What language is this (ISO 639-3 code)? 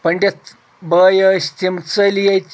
kas